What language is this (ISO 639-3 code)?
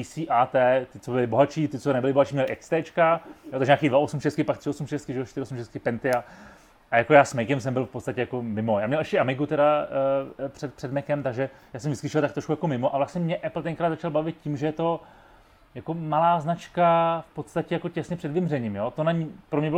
ces